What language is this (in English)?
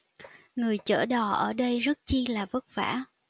Vietnamese